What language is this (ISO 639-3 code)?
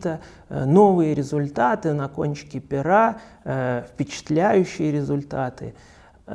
rus